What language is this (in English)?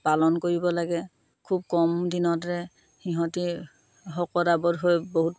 Assamese